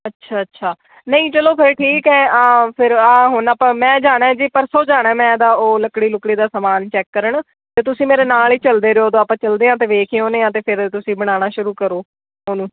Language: Punjabi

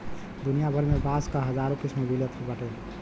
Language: Bhojpuri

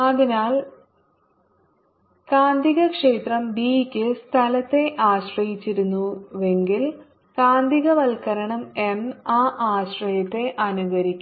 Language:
Malayalam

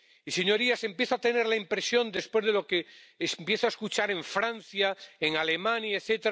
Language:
Spanish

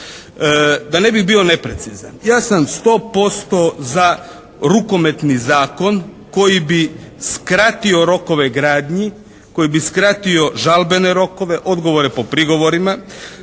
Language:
Croatian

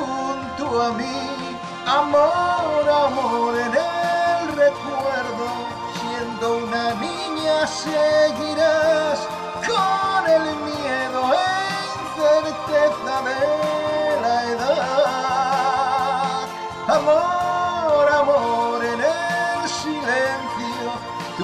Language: Romanian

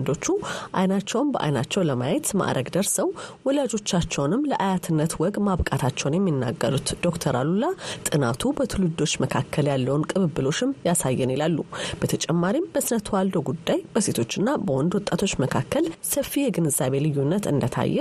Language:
Amharic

